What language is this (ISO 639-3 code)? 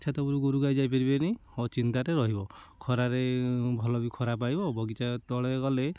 ori